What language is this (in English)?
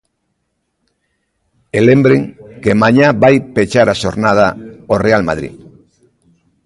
Galician